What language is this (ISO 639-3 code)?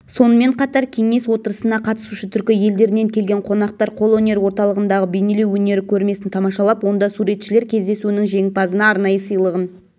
kaz